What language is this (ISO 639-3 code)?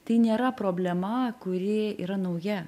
lit